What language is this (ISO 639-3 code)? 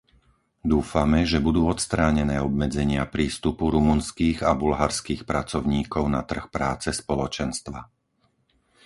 slk